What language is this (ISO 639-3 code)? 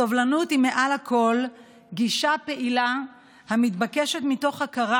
heb